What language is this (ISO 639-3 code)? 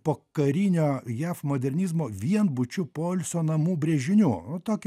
lit